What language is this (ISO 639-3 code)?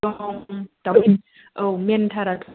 brx